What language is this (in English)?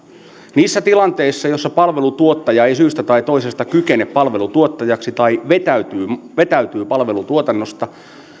Finnish